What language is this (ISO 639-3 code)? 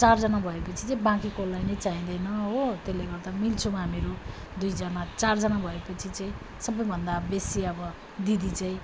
nep